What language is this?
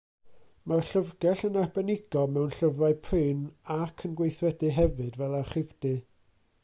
Welsh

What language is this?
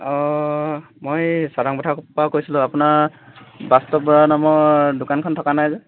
Assamese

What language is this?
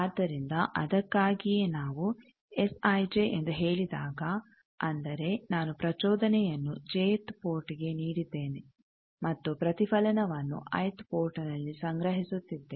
Kannada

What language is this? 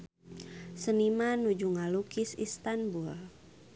Sundanese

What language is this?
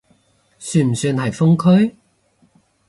Cantonese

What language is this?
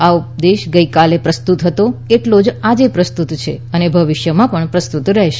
Gujarati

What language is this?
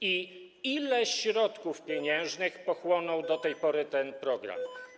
Polish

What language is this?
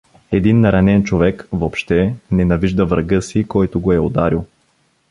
Bulgarian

